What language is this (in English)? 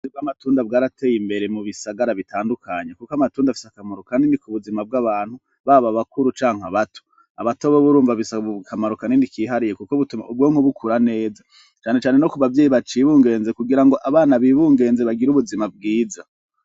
Rundi